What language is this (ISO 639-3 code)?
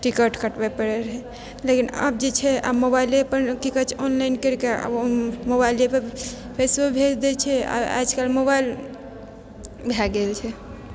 mai